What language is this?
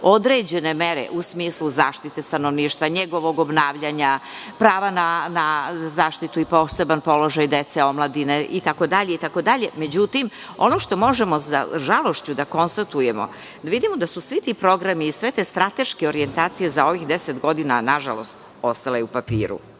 Serbian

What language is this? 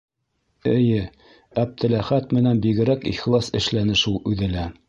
Bashkir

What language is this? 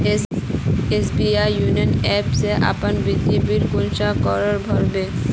Magahi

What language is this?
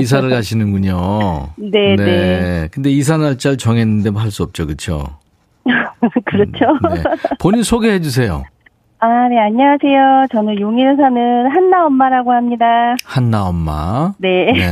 Korean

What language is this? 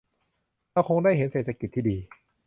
Thai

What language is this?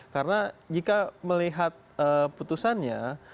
Indonesian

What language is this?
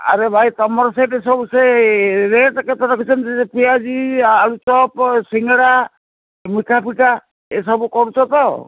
Odia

